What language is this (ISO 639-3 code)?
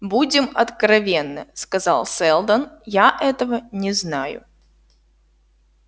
rus